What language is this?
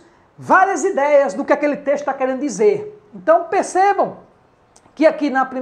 Portuguese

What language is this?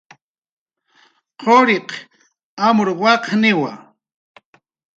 Jaqaru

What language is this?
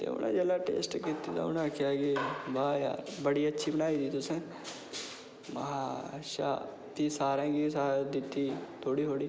Dogri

